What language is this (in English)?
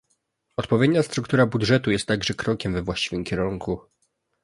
Polish